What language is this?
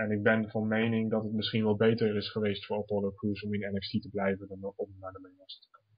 Dutch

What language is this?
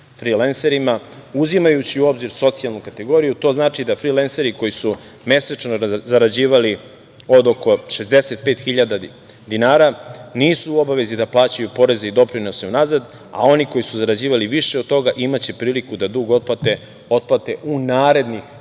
Serbian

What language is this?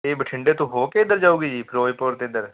Punjabi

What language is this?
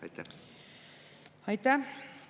Estonian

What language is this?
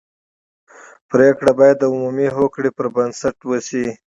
Pashto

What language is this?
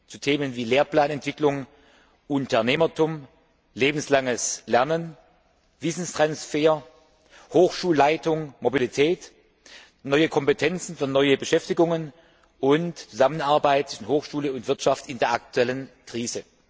German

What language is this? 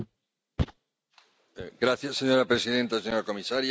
Spanish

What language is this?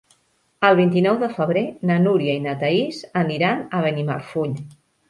Catalan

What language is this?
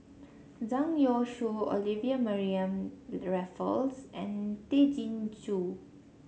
English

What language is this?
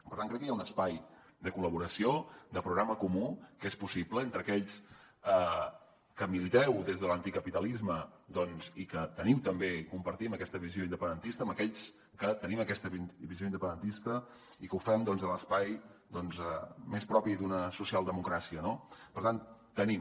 Catalan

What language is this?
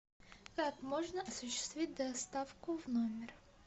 Russian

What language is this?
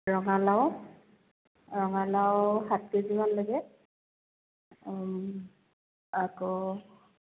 Assamese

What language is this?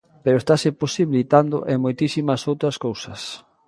Galician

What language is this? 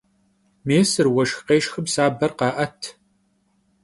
Kabardian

